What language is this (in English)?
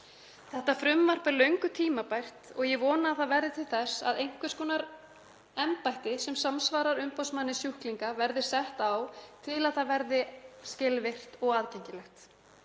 Icelandic